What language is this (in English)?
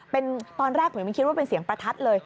Thai